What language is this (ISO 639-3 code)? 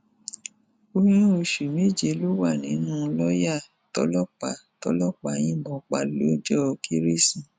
yor